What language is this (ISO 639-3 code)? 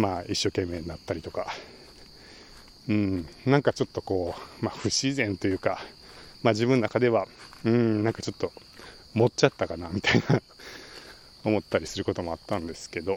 jpn